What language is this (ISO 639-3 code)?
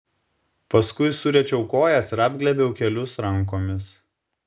lit